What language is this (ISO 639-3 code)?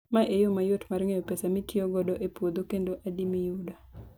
luo